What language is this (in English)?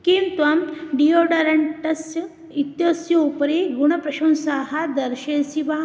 Sanskrit